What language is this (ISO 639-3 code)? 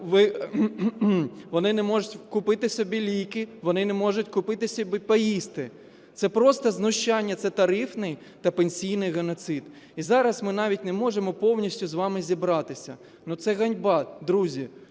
ukr